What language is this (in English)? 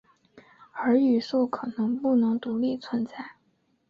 Chinese